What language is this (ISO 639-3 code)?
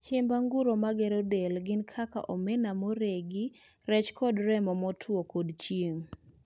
luo